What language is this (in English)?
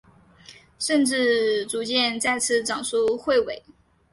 Chinese